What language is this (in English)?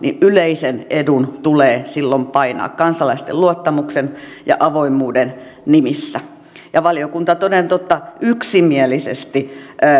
Finnish